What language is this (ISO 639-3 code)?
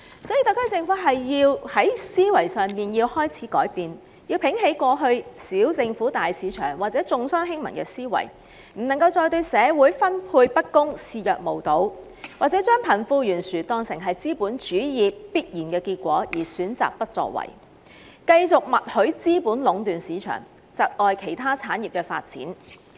yue